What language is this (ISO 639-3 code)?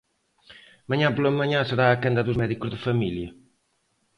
glg